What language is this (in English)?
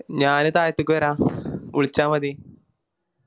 Malayalam